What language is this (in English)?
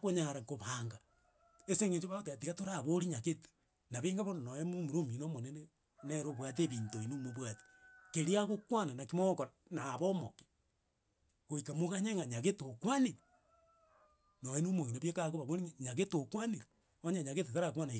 Gusii